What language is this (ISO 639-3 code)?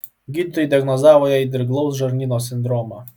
lit